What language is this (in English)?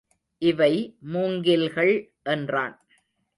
Tamil